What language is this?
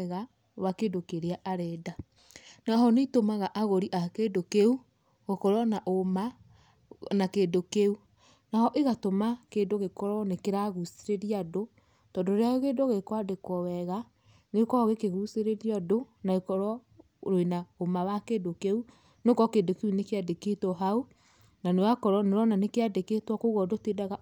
Kikuyu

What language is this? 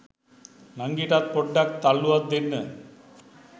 Sinhala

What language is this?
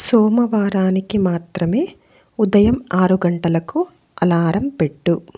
Telugu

